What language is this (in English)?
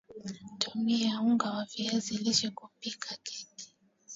Swahili